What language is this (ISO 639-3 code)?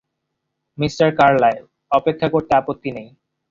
ben